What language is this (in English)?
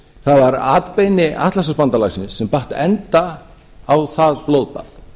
Icelandic